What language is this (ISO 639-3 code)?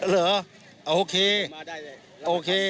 tha